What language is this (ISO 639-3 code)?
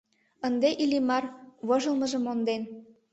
chm